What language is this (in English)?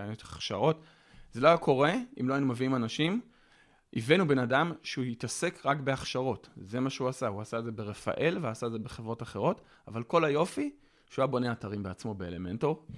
Hebrew